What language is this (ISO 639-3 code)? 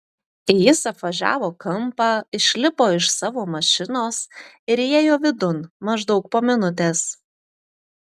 lit